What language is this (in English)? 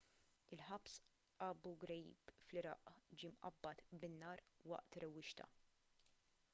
Maltese